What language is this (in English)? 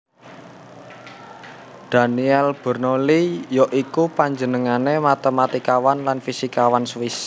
Javanese